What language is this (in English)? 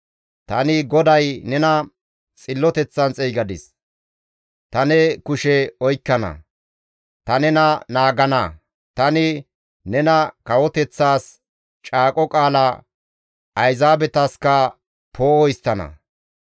Gamo